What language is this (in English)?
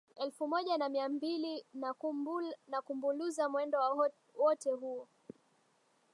Swahili